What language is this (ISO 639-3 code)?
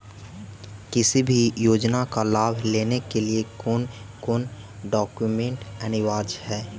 mag